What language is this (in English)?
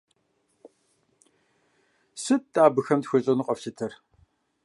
Kabardian